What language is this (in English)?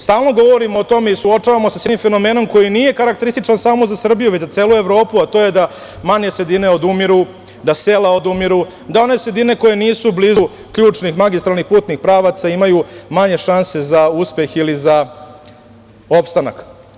Serbian